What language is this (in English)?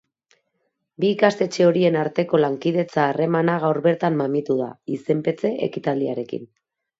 Basque